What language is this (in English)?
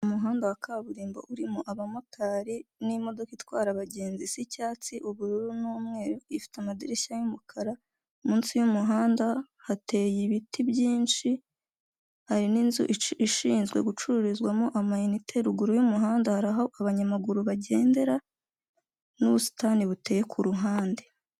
Kinyarwanda